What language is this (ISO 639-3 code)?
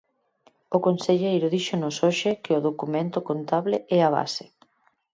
glg